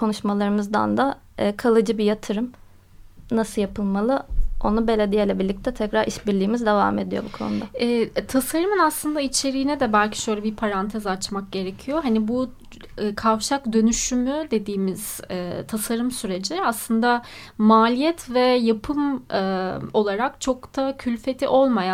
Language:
Turkish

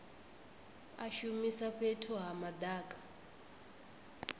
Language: Venda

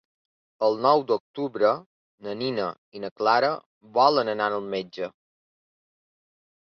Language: Catalan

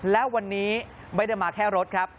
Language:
Thai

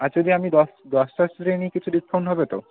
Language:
Bangla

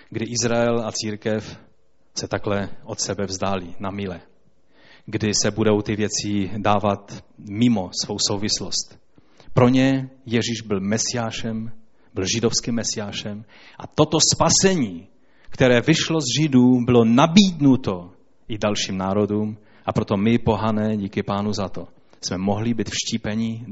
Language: Czech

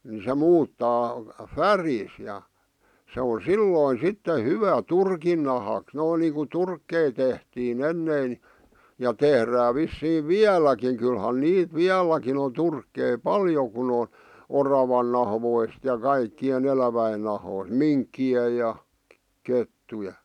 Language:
Finnish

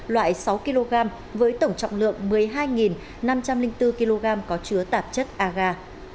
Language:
Vietnamese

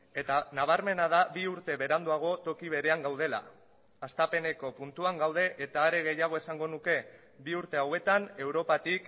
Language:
Basque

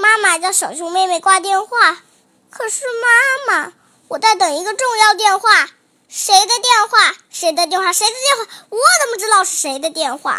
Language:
Chinese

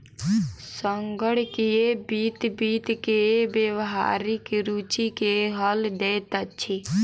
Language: Maithili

